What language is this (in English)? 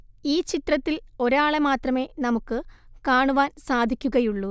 Malayalam